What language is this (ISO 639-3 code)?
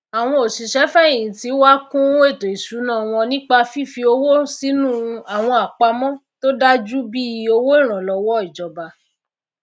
yor